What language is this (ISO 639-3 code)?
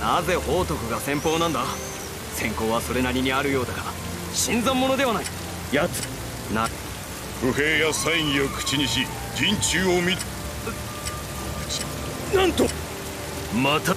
jpn